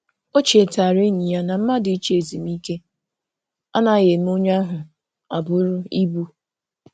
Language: Igbo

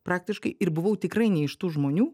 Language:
Lithuanian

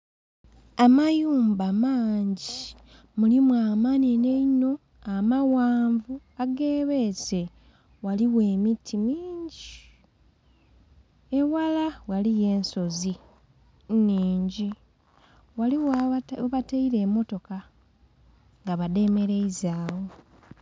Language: Soga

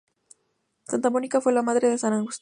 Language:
Spanish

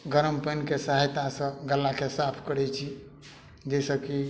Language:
Maithili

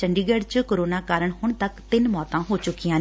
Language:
Punjabi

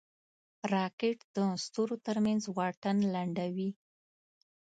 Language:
Pashto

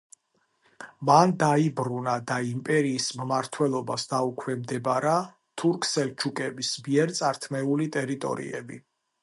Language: Georgian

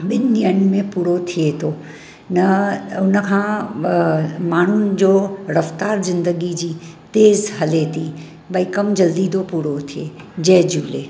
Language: Sindhi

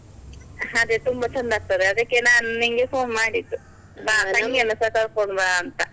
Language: Kannada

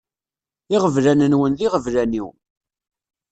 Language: Kabyle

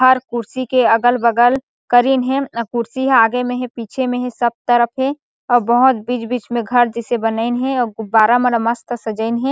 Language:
Chhattisgarhi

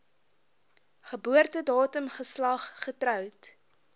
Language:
Afrikaans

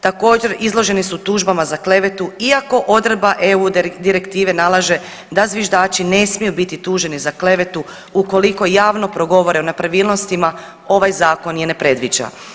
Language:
Croatian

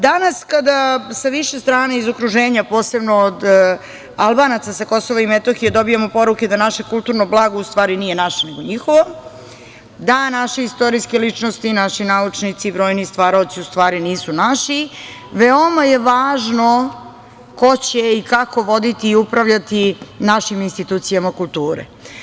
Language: Serbian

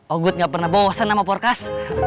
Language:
Indonesian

